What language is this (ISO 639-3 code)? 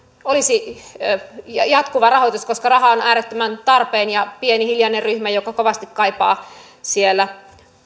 fin